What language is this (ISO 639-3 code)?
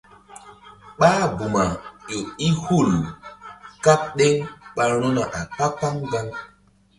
mdd